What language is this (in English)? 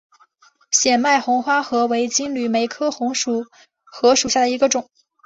Chinese